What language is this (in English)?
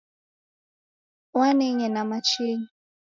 Taita